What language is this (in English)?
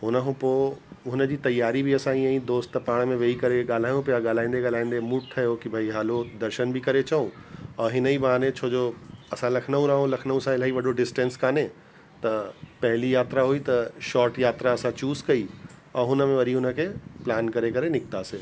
Sindhi